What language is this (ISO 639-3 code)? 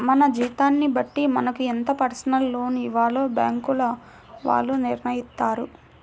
tel